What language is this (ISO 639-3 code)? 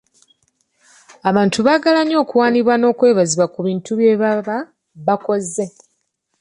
lug